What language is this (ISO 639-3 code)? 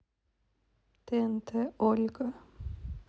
rus